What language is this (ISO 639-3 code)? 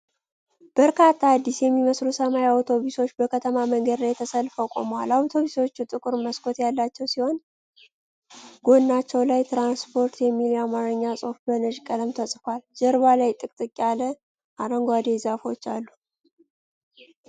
amh